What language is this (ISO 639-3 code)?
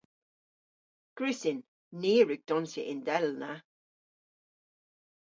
cor